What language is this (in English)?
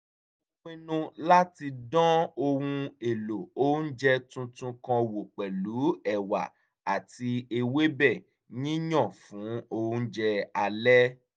Yoruba